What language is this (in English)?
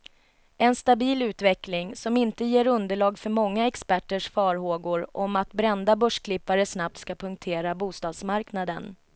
Swedish